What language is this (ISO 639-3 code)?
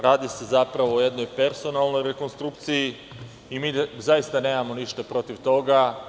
srp